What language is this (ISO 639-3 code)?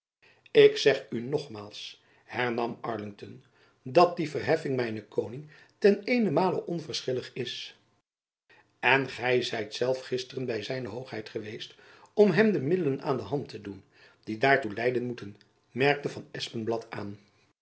nld